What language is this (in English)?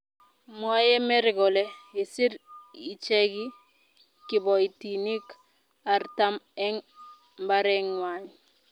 Kalenjin